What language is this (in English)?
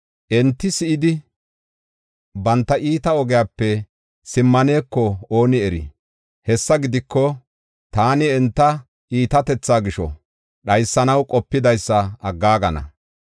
Gofa